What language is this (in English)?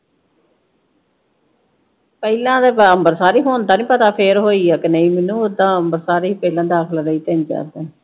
Punjabi